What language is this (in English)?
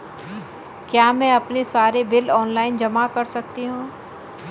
Hindi